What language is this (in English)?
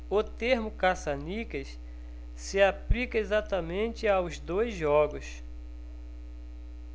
Portuguese